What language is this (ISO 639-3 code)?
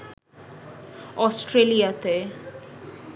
ben